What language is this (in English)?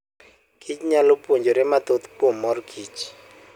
Luo (Kenya and Tanzania)